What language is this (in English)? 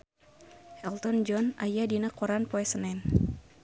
Sundanese